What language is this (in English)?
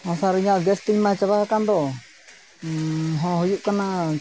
Santali